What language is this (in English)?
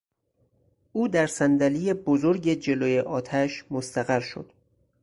Persian